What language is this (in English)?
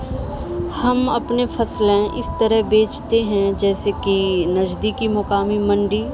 Urdu